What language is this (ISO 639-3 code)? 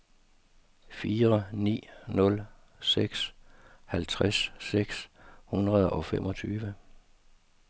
dan